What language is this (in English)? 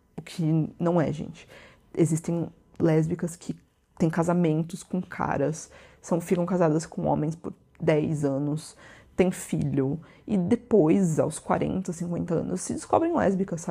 Portuguese